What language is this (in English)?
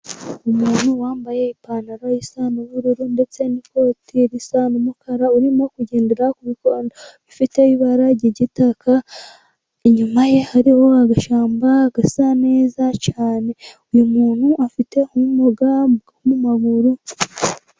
Kinyarwanda